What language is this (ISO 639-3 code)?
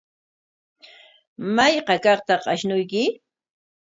qwa